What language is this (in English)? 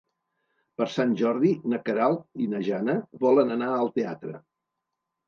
Catalan